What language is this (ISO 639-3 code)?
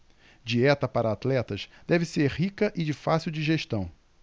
por